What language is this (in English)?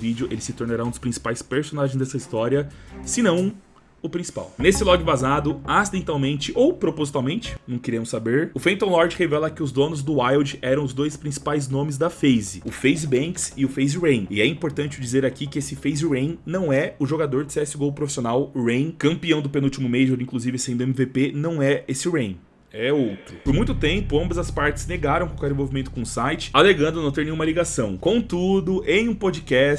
Portuguese